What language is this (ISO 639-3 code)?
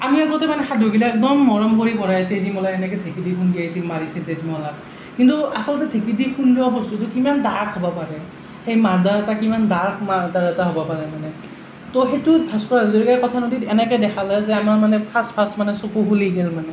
asm